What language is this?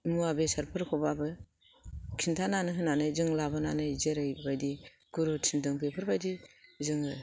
Bodo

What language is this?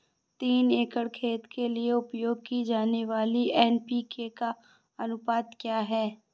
Hindi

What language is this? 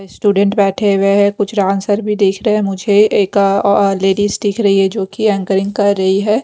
Hindi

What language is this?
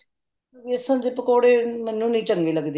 Punjabi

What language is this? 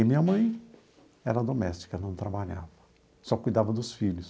Portuguese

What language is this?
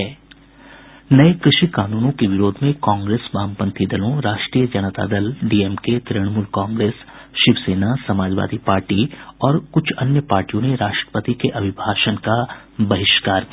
Hindi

